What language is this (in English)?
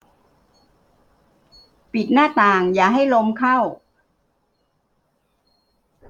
Thai